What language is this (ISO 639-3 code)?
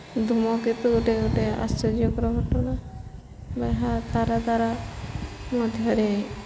ori